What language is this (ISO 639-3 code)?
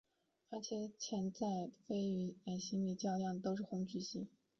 zho